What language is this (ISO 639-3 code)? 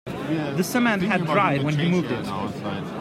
eng